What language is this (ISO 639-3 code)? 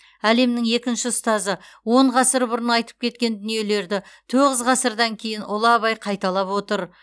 kaz